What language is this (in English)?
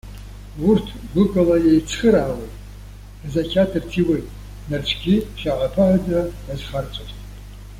Abkhazian